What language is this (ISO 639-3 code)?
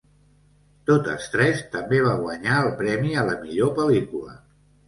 cat